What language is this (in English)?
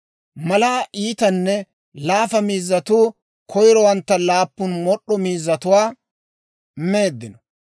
Dawro